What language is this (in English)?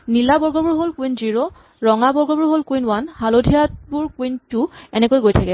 Assamese